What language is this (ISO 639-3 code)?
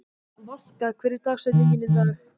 isl